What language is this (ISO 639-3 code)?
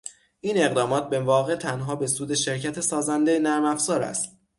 fas